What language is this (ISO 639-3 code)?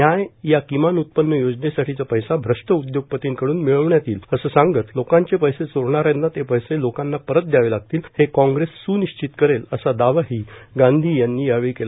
mar